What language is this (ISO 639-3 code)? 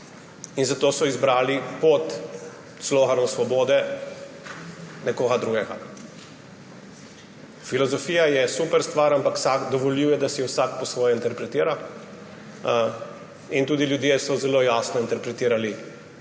slv